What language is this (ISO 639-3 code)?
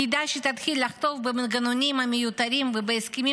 heb